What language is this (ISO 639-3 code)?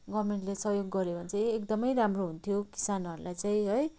nep